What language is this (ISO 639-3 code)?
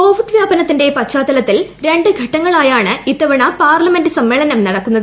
mal